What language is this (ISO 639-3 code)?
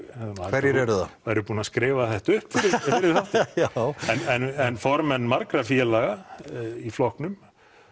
isl